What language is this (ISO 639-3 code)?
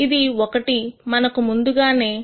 tel